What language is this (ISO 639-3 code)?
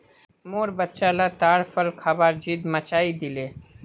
mag